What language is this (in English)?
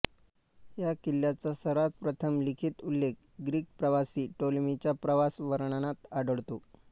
Marathi